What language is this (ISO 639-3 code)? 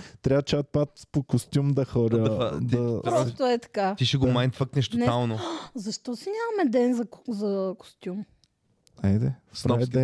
bul